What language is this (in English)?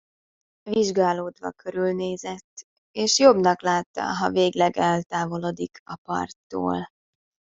Hungarian